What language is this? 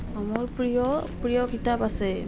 Assamese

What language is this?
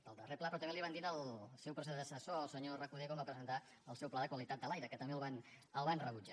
Catalan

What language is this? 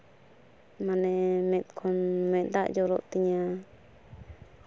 Santali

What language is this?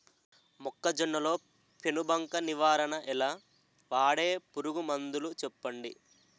Telugu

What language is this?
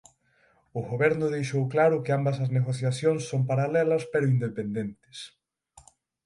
Galician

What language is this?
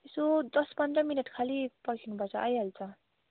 Nepali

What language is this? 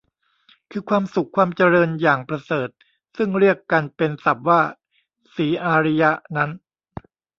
Thai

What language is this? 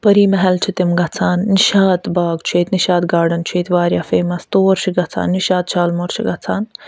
Kashmiri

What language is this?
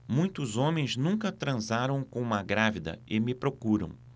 Portuguese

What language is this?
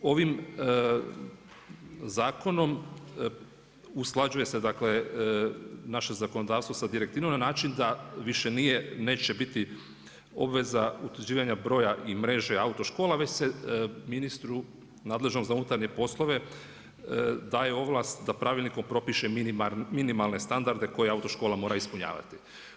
Croatian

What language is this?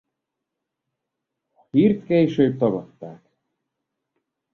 Hungarian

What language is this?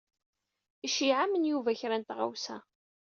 Kabyle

